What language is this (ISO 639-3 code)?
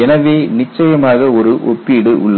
tam